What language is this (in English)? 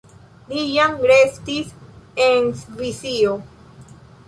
Esperanto